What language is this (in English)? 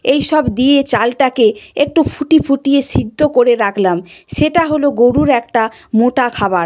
Bangla